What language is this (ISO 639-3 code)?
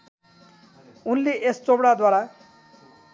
nep